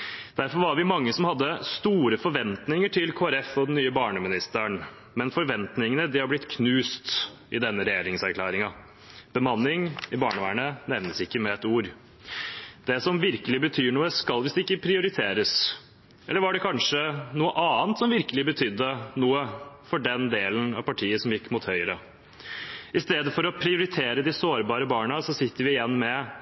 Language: Norwegian Bokmål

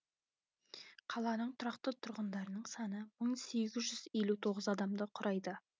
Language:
Kazakh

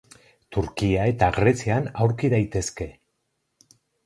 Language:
Basque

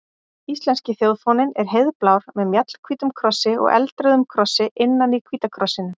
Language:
Icelandic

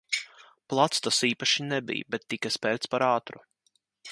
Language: Latvian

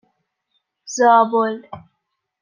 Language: Persian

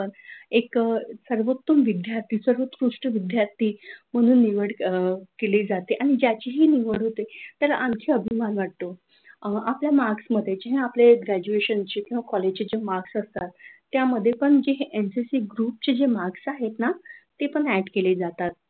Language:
Marathi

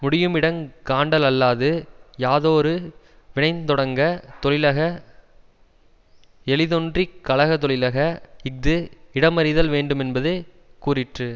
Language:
Tamil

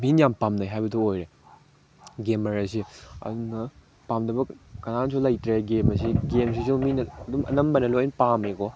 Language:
Manipuri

